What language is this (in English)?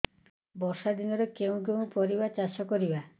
Odia